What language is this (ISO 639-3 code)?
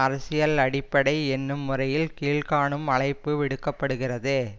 tam